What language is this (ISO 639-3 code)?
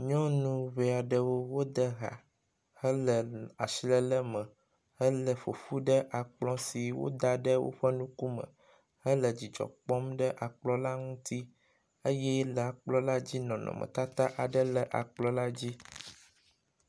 ewe